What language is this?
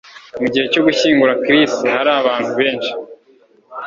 Kinyarwanda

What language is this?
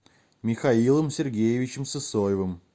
Russian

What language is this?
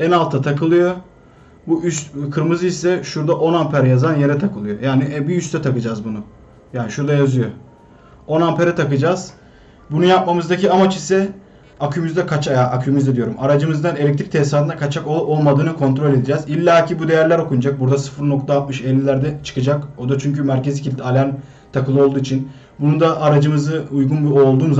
Turkish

